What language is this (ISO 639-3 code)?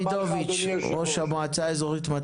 heb